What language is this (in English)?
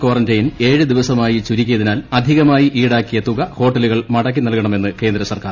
Malayalam